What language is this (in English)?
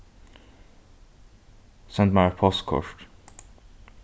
Faroese